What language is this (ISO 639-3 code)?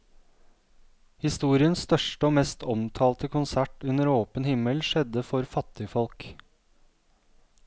nor